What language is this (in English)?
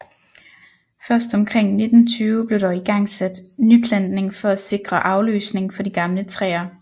Danish